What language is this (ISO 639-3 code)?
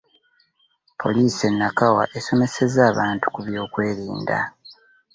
lug